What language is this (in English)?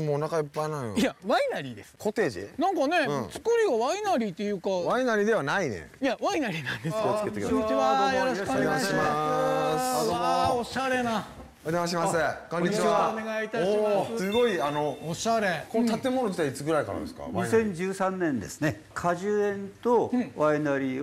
Japanese